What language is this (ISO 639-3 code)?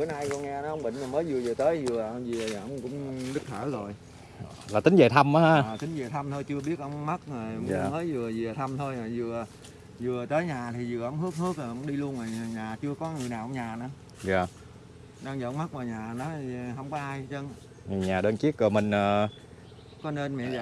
vie